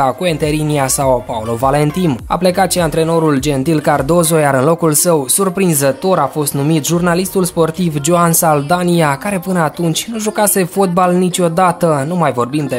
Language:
Romanian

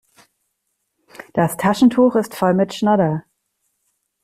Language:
German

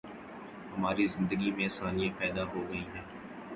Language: Urdu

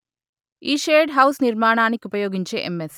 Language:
Telugu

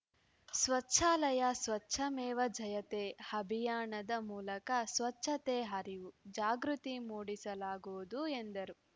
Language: Kannada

